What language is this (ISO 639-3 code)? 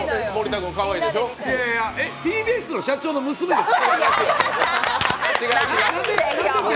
jpn